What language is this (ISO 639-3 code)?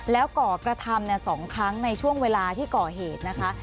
tha